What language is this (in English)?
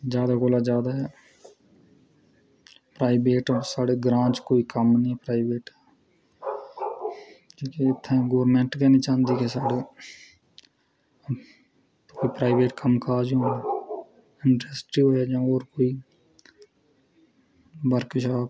Dogri